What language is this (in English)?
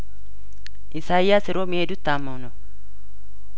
Amharic